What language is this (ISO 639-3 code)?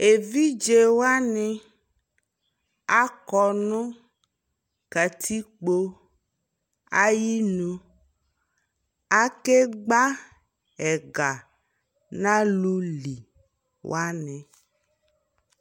kpo